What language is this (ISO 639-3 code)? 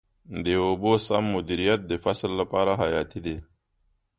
pus